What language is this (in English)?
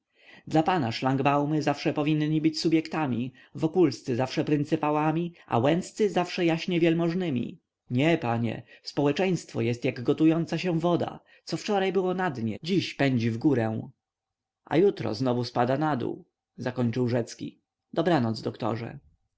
Polish